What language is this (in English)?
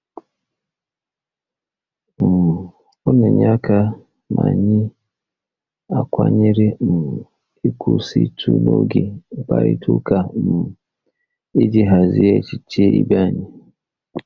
Igbo